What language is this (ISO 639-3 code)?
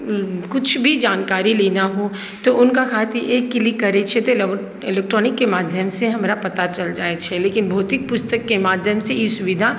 mai